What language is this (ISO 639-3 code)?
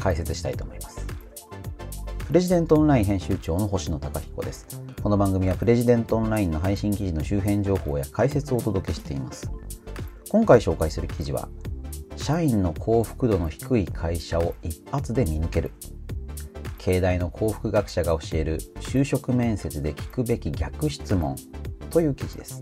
jpn